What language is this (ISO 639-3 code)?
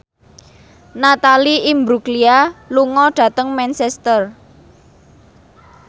jav